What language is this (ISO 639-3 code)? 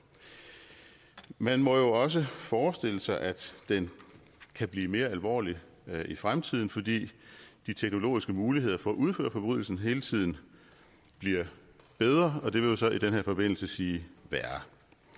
dan